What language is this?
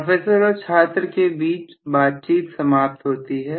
Hindi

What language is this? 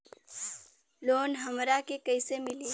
Bhojpuri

